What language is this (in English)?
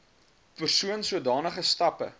Afrikaans